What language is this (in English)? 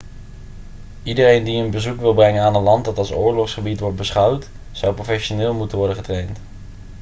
Dutch